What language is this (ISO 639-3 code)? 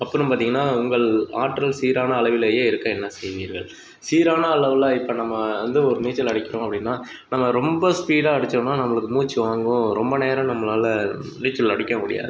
tam